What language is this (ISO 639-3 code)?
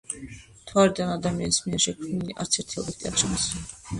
kat